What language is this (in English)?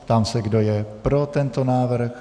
Czech